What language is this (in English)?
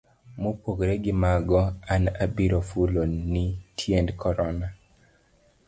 Luo (Kenya and Tanzania)